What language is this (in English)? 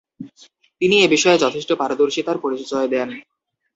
Bangla